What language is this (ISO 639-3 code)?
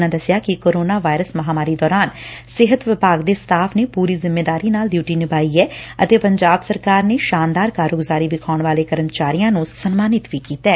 pan